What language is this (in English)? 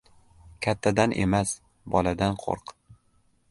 Uzbek